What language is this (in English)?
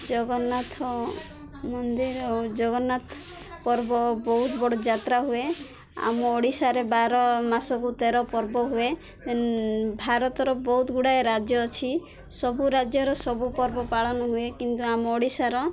Odia